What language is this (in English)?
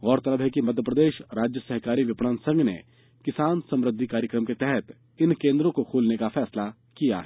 Hindi